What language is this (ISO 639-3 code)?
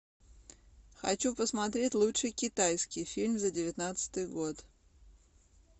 rus